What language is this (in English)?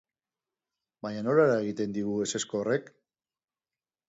Basque